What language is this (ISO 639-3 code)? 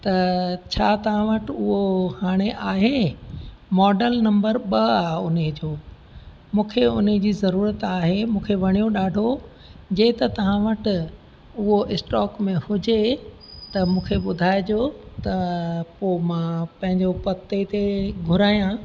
snd